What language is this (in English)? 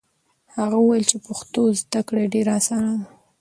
Pashto